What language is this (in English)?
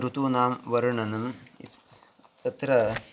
Sanskrit